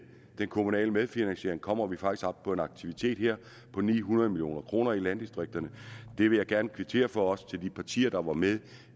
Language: Danish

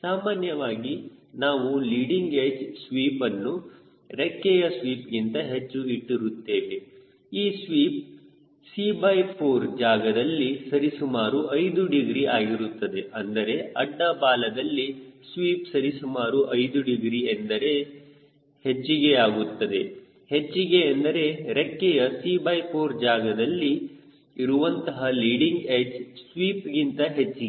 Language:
Kannada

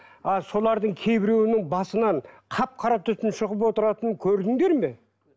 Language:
Kazakh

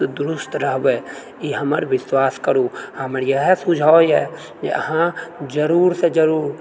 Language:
Maithili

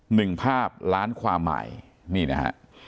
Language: Thai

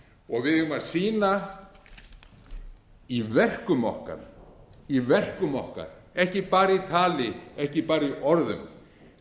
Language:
Icelandic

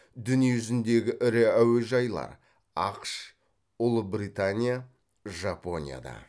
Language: Kazakh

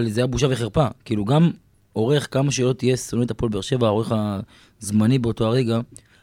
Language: Hebrew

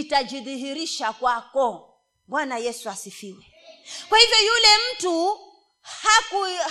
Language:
Swahili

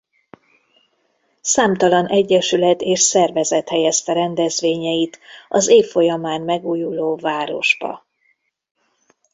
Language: Hungarian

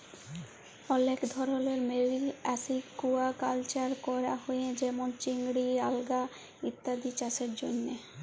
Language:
Bangla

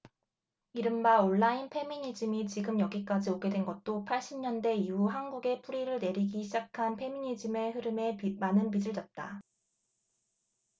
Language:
Korean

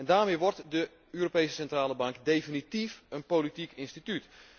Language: Dutch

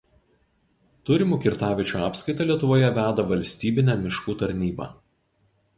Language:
Lithuanian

